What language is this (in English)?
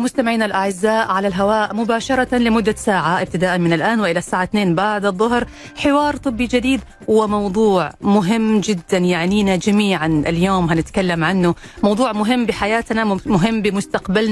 Arabic